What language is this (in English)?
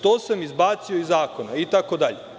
Serbian